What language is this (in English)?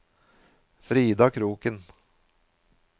Norwegian